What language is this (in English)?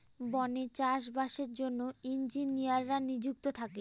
Bangla